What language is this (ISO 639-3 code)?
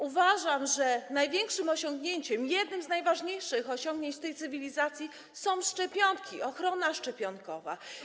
pol